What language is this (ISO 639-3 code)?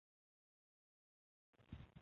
zho